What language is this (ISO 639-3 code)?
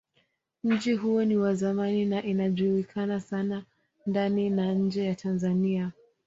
swa